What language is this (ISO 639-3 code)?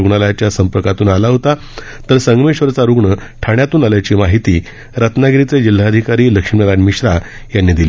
mar